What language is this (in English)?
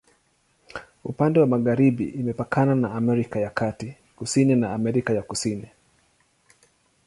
Swahili